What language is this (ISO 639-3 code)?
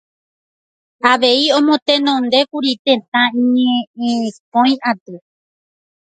grn